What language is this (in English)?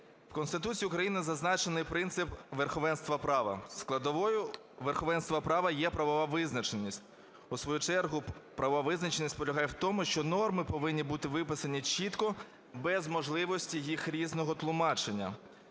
Ukrainian